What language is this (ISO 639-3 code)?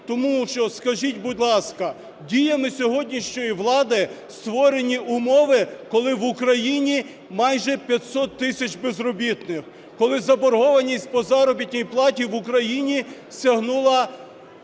ukr